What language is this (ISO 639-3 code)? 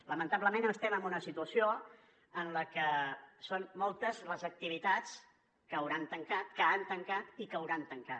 cat